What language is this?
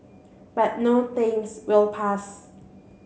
English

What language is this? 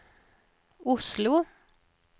Norwegian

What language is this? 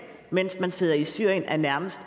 Danish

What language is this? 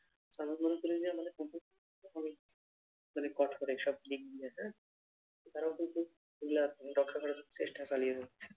Bangla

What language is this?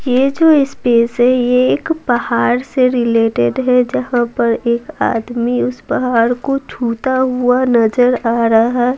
Hindi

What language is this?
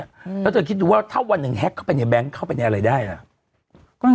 Thai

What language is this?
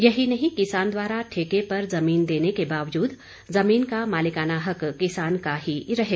Hindi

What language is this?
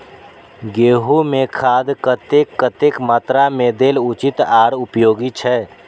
Maithili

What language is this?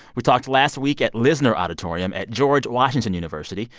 English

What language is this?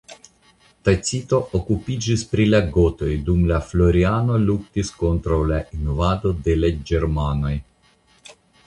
Esperanto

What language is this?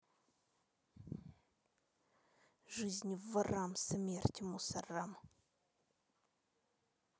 Russian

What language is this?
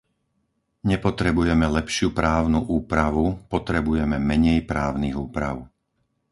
Slovak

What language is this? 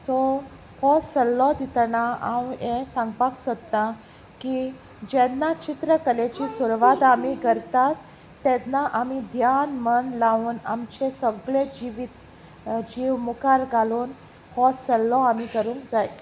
Konkani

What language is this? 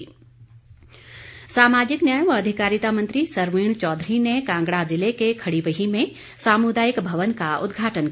Hindi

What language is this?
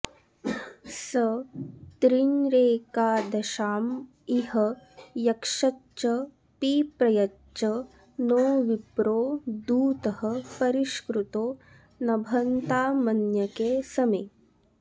Sanskrit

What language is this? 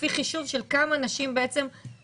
Hebrew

